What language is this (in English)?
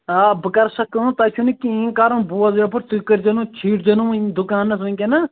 Kashmiri